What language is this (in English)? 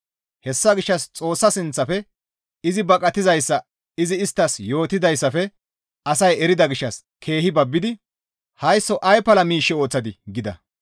Gamo